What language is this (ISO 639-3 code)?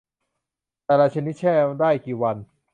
tha